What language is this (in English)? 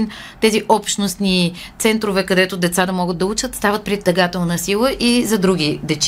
Bulgarian